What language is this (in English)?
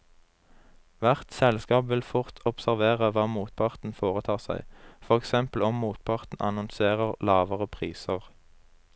Norwegian